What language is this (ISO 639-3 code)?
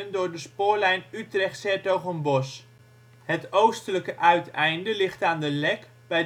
nld